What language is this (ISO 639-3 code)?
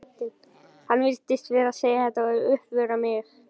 isl